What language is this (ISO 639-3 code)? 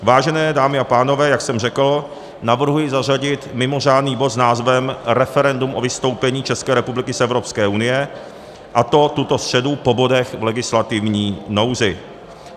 ces